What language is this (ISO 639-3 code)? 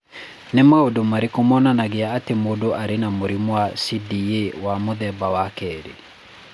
kik